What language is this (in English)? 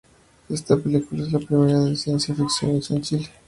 Spanish